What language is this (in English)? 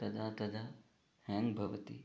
Sanskrit